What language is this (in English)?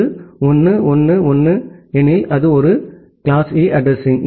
Tamil